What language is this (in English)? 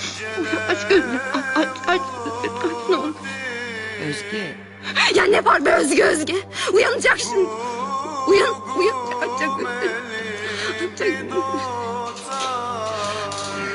Turkish